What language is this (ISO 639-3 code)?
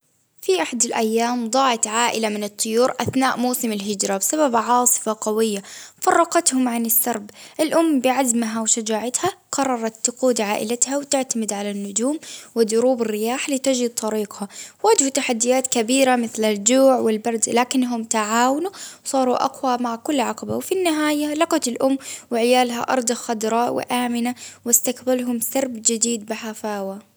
abv